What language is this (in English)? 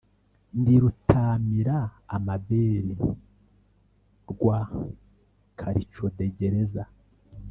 Kinyarwanda